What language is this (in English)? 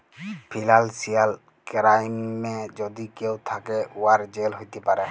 Bangla